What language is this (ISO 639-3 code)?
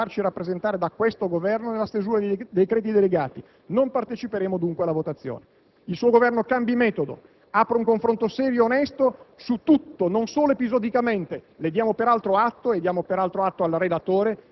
ita